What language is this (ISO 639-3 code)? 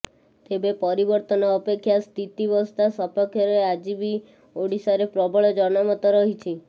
ori